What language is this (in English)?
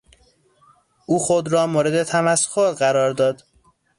Persian